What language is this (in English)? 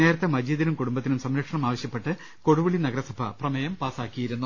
Malayalam